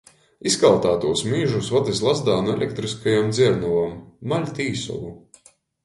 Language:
Latgalian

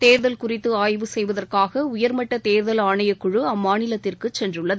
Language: Tamil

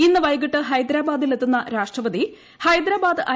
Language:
Malayalam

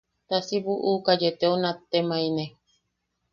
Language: Yaqui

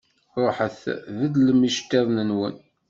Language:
Kabyle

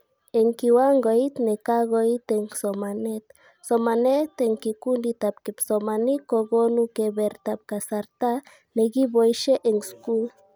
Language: Kalenjin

